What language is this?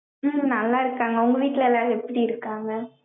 Tamil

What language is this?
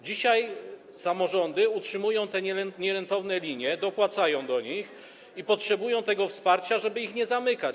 Polish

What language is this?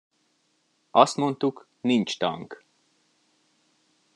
Hungarian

